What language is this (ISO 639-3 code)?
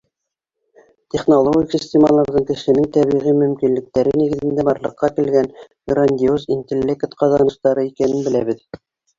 bak